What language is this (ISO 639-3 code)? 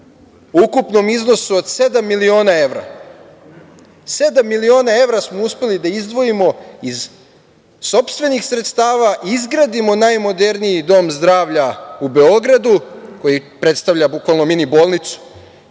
srp